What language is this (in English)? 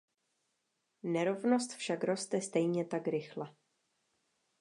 Czech